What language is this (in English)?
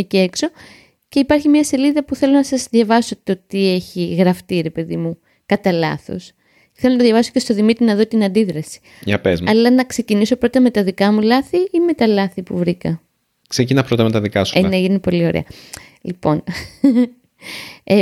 Greek